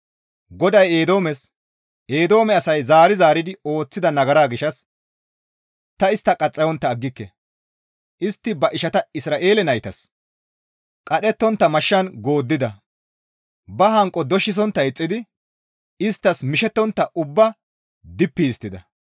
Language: Gamo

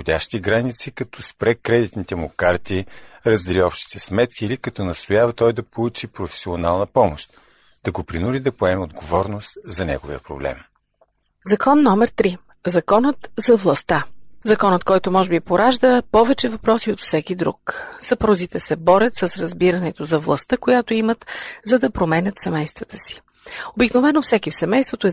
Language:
Bulgarian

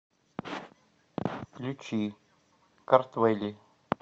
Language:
Russian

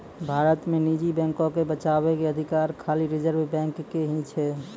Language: Maithili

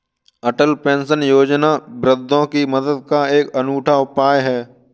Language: Hindi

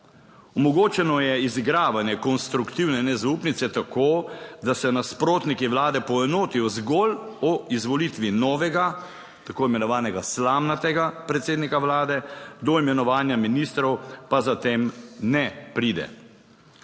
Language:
Slovenian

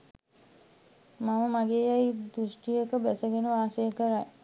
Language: Sinhala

